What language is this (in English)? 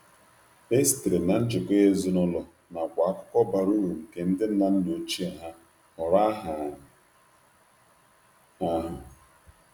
Igbo